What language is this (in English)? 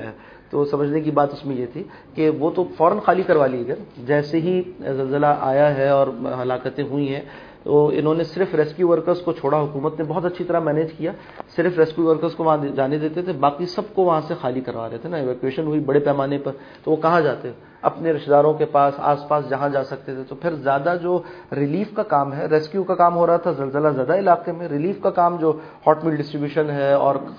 Urdu